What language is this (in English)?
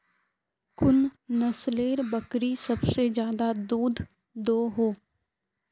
Magahi